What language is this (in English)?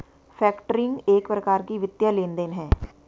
Hindi